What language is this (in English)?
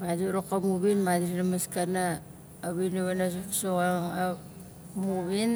Nalik